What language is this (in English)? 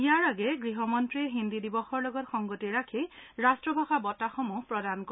Assamese